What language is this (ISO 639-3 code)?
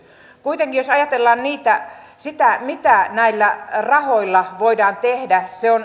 fin